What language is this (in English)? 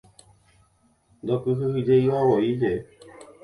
Guarani